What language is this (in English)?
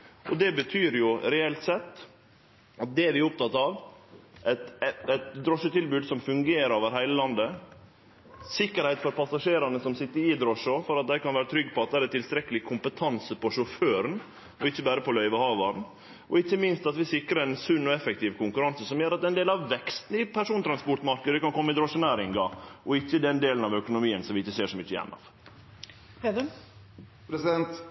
Norwegian Nynorsk